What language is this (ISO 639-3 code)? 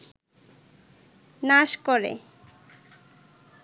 ben